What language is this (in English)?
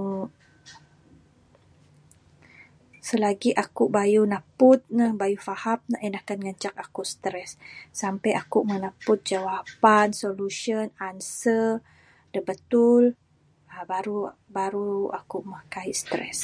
Bukar-Sadung Bidayuh